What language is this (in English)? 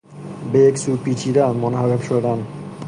Persian